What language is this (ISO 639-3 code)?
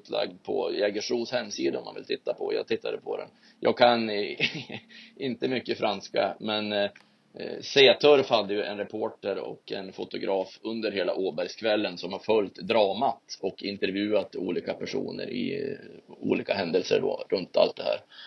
swe